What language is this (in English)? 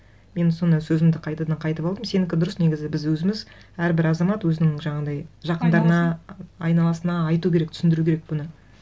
Kazakh